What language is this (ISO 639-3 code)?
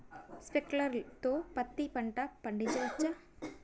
tel